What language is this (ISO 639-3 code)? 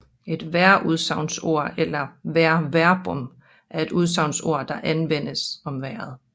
dan